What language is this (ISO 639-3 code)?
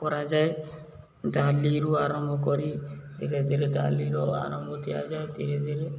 ori